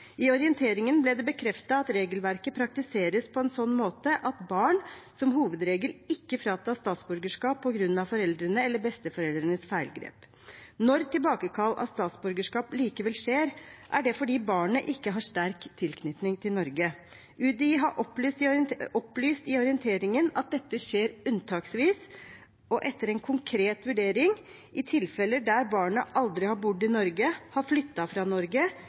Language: Norwegian Bokmål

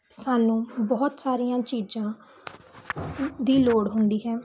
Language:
Punjabi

